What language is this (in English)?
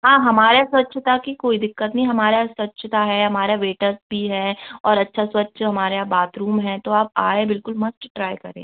Hindi